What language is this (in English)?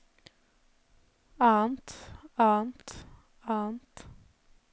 Norwegian